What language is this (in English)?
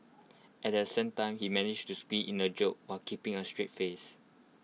English